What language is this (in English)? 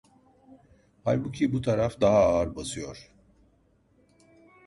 Turkish